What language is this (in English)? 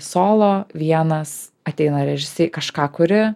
Lithuanian